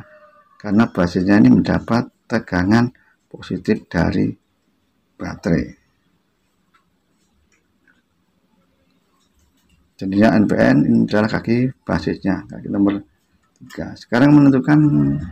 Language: Indonesian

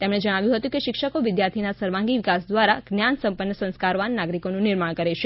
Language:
Gujarati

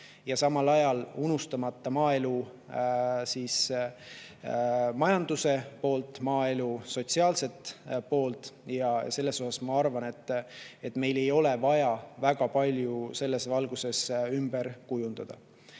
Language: Estonian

